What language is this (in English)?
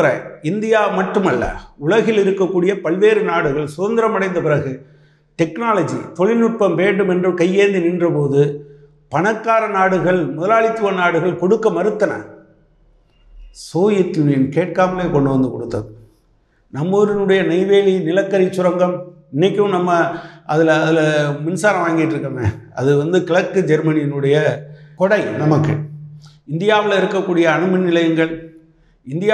Romanian